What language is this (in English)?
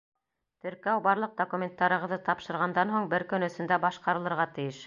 Bashkir